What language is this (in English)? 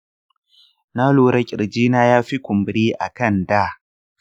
Hausa